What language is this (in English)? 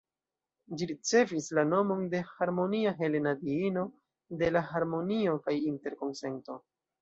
Esperanto